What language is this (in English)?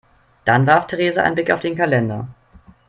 German